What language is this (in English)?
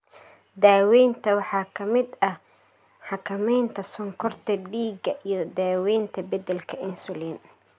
Somali